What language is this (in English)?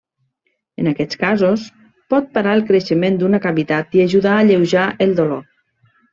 Catalan